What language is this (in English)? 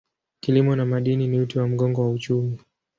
Swahili